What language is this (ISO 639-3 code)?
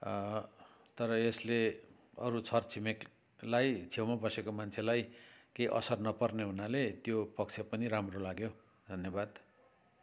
nep